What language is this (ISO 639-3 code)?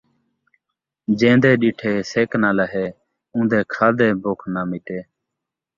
skr